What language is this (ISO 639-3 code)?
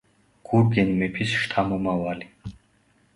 kat